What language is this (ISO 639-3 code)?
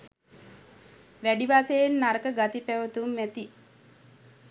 sin